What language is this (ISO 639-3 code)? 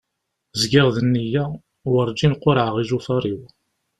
kab